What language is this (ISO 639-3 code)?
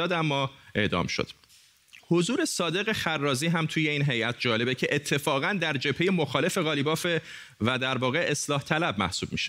fas